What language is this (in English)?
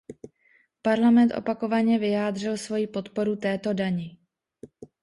Czech